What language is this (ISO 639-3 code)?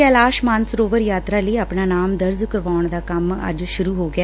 pan